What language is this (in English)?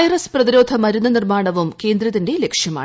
Malayalam